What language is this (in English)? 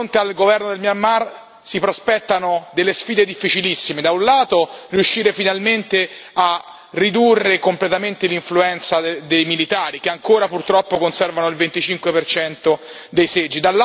Italian